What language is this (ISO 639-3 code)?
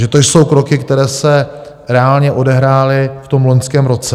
ces